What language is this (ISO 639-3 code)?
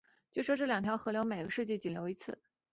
zho